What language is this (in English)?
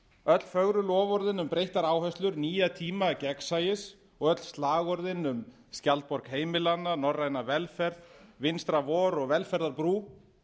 Icelandic